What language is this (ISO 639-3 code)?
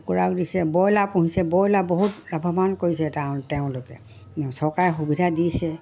asm